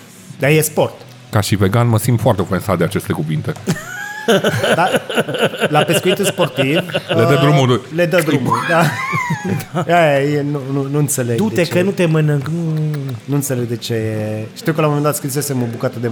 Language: Romanian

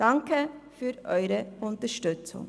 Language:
Swiss German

